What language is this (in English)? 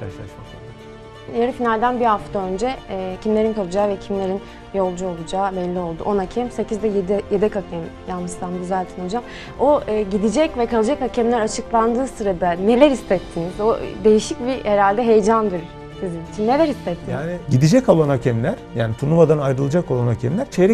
Turkish